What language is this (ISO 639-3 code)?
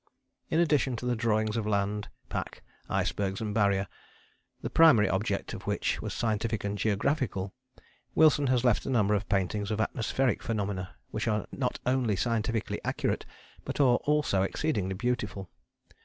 eng